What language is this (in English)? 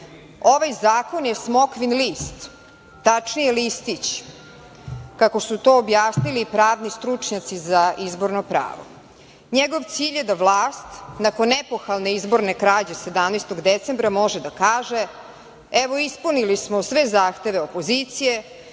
Serbian